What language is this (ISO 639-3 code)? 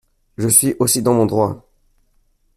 fra